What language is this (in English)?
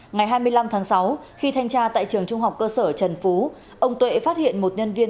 Vietnamese